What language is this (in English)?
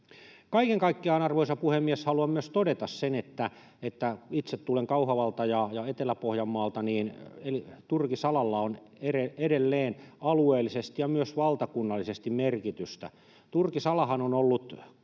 Finnish